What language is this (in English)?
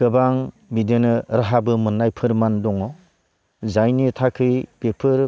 Bodo